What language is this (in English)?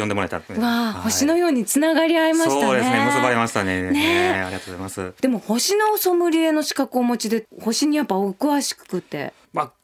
Japanese